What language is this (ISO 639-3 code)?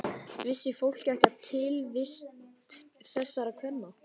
isl